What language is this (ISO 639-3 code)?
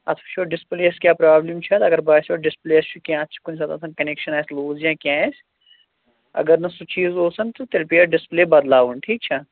kas